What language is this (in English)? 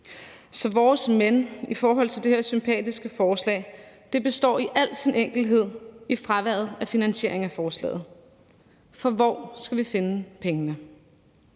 Danish